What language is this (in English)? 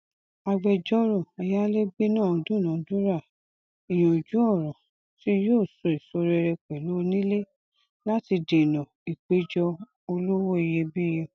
Yoruba